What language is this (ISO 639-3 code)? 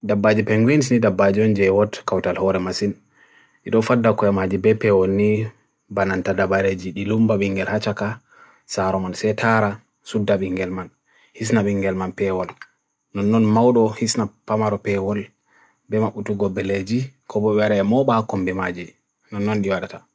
fui